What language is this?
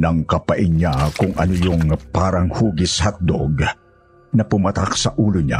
Filipino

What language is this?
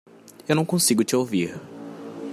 Portuguese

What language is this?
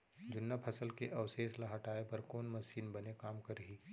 Chhattisgarhi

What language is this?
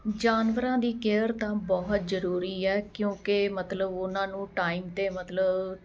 Punjabi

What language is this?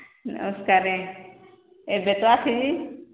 Odia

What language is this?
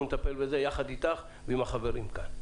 Hebrew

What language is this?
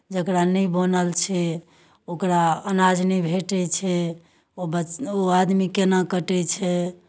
Maithili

